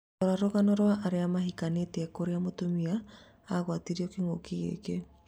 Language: Kikuyu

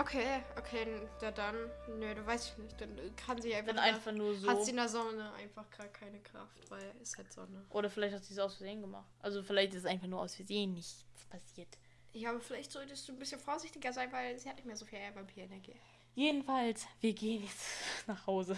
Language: German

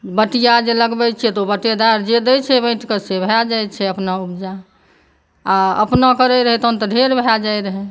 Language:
Maithili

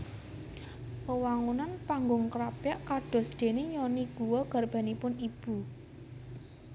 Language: Javanese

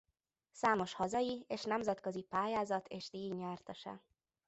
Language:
Hungarian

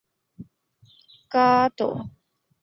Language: Chinese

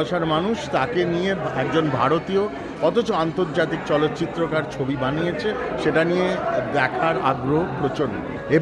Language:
Bangla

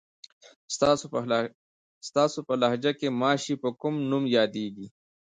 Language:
Pashto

